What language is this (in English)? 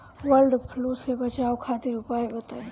Bhojpuri